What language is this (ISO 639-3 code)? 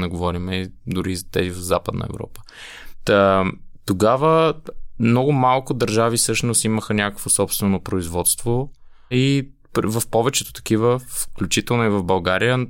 bul